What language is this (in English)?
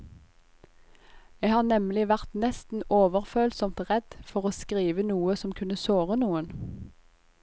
Norwegian